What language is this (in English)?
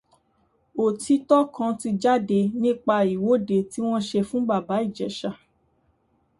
Yoruba